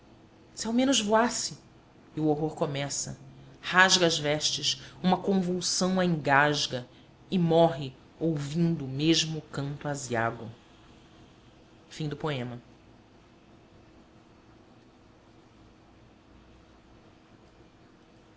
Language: Portuguese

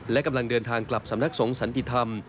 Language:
Thai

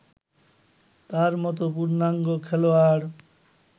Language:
Bangla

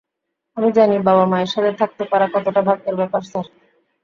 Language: Bangla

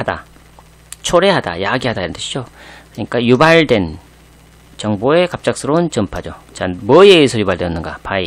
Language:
Korean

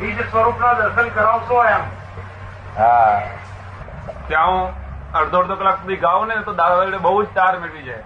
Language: Gujarati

